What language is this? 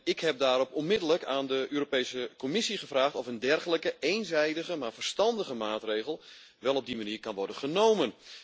Dutch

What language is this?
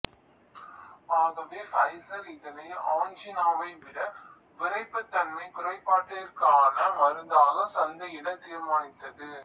Tamil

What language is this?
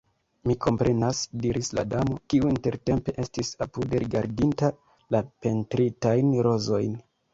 Esperanto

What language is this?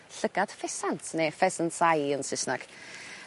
Welsh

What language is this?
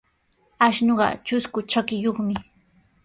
Sihuas Ancash Quechua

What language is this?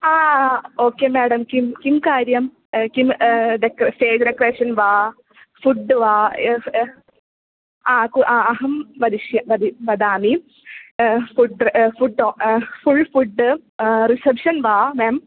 Sanskrit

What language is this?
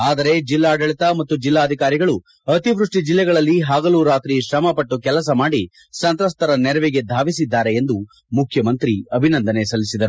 Kannada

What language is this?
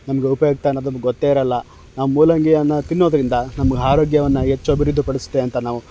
Kannada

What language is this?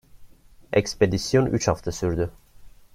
Turkish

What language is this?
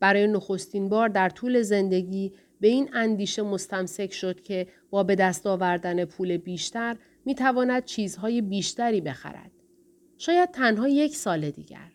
Persian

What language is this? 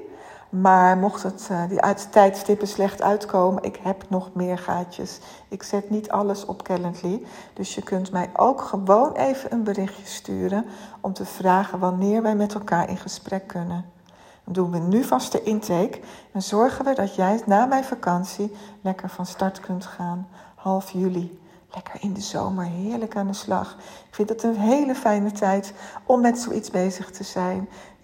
Dutch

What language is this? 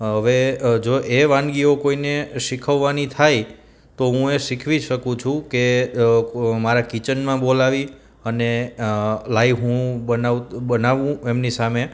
Gujarati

